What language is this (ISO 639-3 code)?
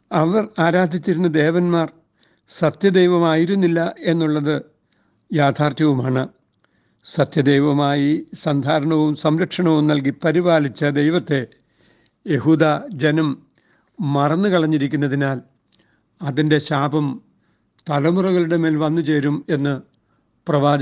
mal